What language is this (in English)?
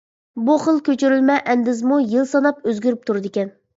Uyghur